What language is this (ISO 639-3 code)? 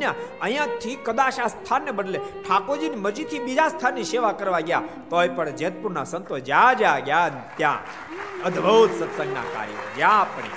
guj